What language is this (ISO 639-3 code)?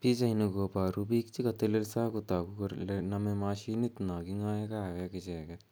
kln